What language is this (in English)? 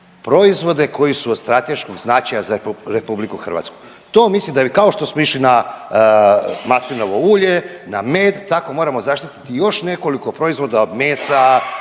Croatian